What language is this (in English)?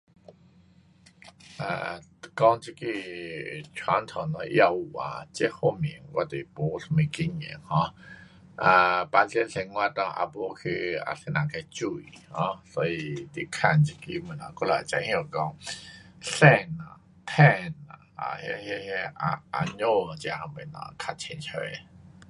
Pu-Xian Chinese